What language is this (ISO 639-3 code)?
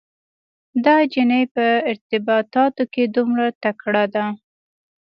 pus